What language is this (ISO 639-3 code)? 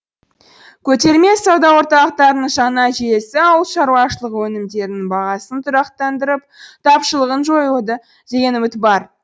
kaz